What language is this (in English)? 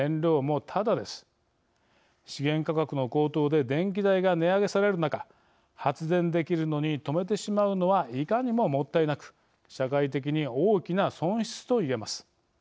Japanese